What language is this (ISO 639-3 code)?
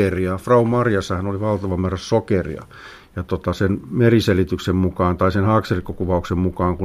fin